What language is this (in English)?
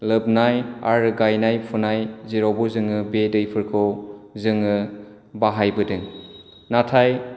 Bodo